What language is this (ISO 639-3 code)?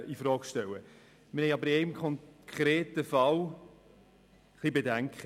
gsw